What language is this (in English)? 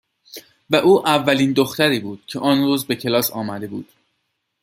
Persian